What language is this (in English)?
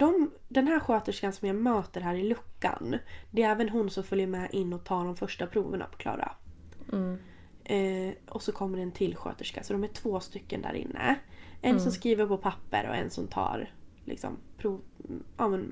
Swedish